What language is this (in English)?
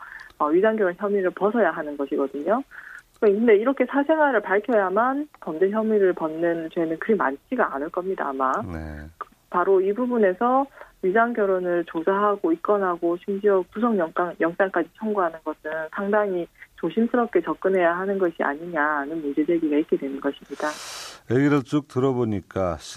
Korean